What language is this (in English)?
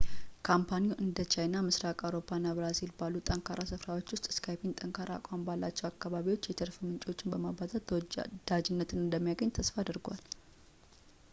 Amharic